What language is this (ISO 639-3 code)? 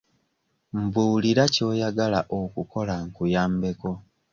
lug